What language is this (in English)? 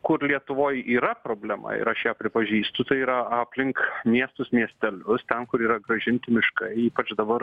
Lithuanian